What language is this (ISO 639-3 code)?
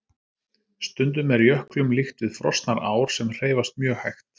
isl